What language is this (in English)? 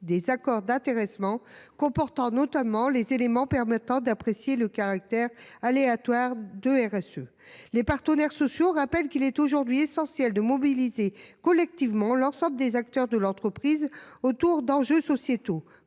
French